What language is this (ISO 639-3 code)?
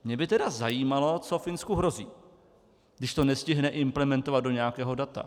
ces